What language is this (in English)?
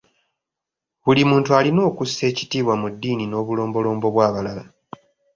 Ganda